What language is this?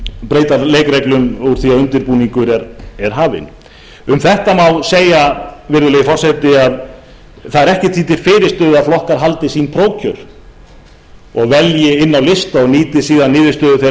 Icelandic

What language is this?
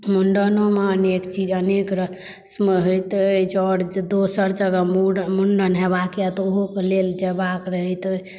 Maithili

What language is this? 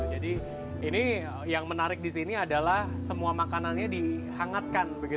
Indonesian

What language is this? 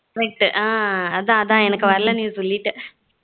Tamil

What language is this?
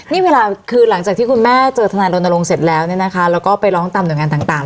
Thai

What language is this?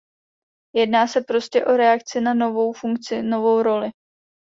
Czech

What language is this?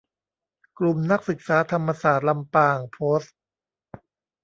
Thai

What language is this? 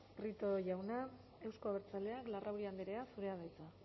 Basque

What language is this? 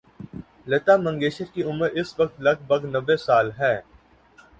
Urdu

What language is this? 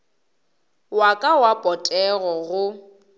Northern Sotho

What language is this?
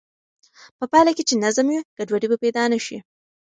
Pashto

